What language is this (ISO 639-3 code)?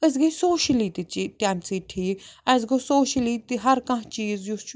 kas